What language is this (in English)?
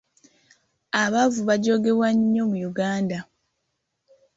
Ganda